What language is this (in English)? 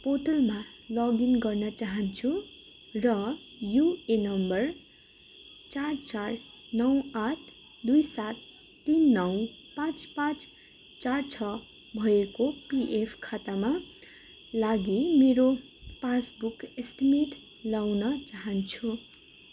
Nepali